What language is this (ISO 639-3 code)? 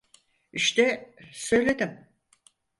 tur